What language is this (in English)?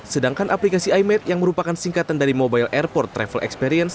Indonesian